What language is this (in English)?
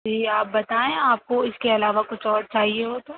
Urdu